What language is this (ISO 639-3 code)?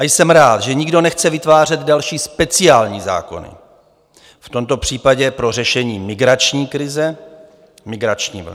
ces